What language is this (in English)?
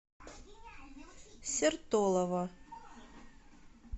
Russian